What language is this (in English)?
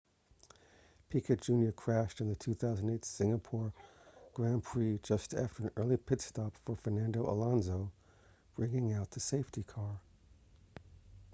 English